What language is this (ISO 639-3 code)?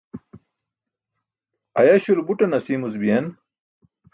bsk